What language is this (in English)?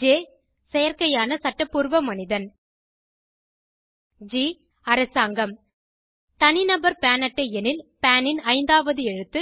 Tamil